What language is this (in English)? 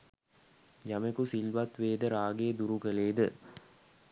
Sinhala